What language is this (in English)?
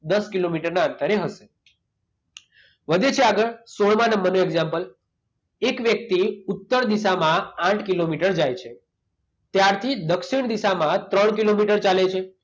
Gujarati